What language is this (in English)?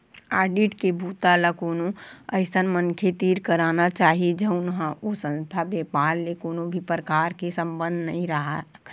Chhattisgarhi